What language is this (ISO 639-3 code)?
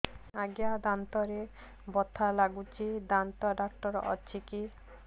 ori